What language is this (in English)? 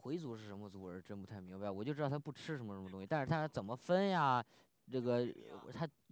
Chinese